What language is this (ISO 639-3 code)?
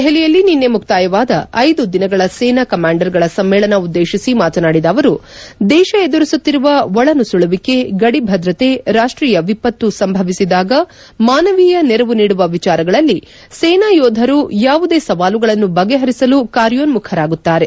kan